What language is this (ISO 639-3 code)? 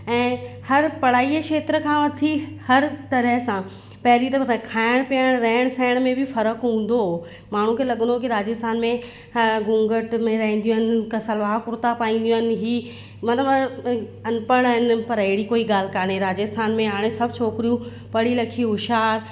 snd